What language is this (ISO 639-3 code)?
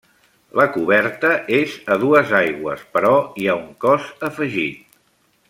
cat